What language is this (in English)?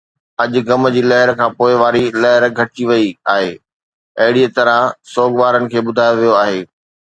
Sindhi